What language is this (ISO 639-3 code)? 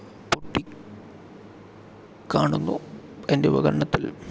mal